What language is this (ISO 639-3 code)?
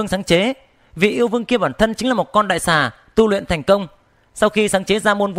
vie